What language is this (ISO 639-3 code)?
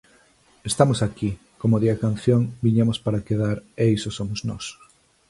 glg